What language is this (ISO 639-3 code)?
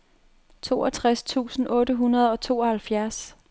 dan